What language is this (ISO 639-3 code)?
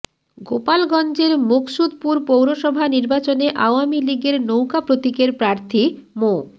ben